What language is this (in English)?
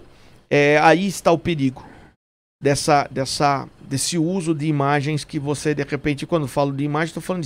Portuguese